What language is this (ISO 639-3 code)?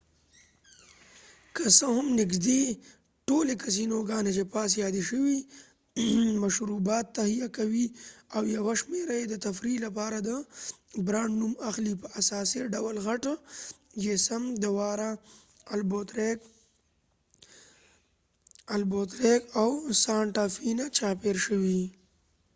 pus